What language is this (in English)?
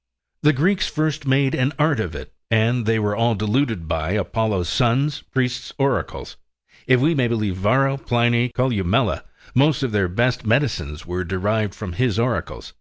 English